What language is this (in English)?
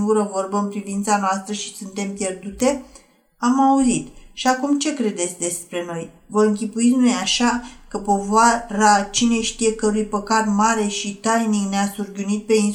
Romanian